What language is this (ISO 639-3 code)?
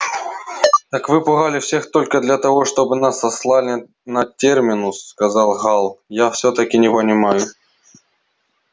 rus